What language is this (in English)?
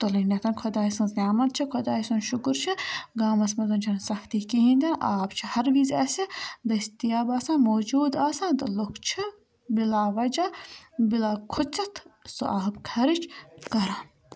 Kashmiri